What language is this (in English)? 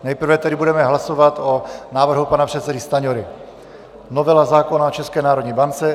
Czech